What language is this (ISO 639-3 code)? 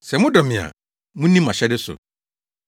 aka